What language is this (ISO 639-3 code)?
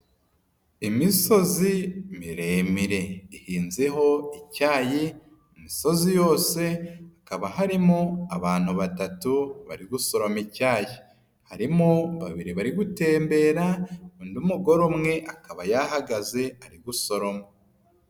kin